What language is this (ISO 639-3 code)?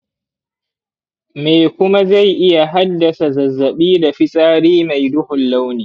hau